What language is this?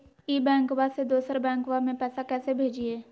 Magahi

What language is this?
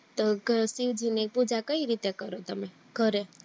Gujarati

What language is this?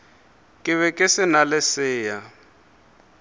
Northern Sotho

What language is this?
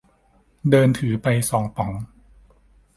Thai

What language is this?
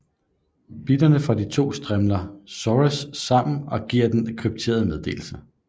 Danish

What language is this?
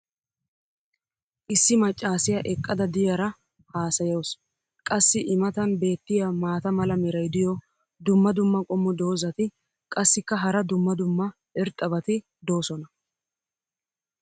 Wolaytta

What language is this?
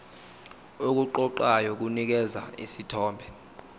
Zulu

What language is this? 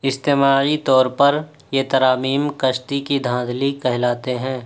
Urdu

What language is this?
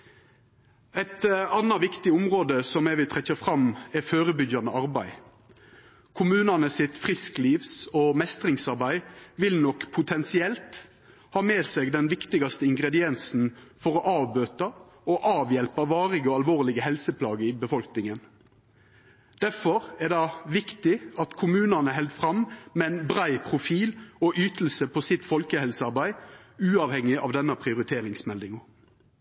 Norwegian Nynorsk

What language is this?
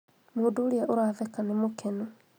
Kikuyu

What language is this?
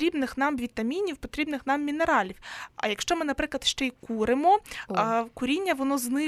Ukrainian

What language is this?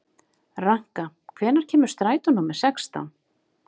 Icelandic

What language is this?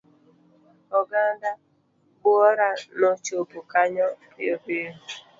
Luo (Kenya and Tanzania)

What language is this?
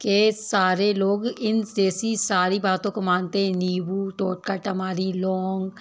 Hindi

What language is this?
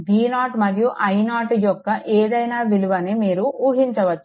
Telugu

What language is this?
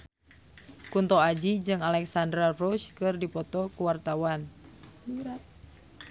Sundanese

